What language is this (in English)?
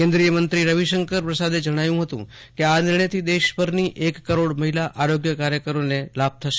Gujarati